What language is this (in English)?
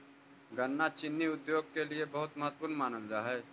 Magahi